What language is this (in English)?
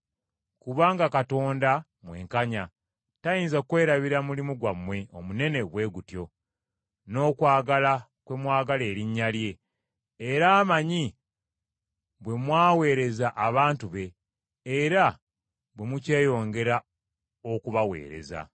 Ganda